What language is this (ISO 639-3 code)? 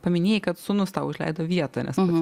lit